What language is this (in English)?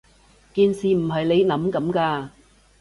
Cantonese